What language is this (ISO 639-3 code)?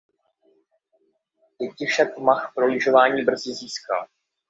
ces